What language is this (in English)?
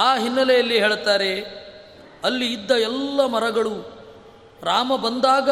Kannada